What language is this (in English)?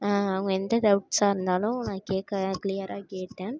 Tamil